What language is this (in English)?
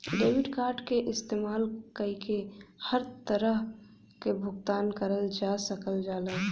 Bhojpuri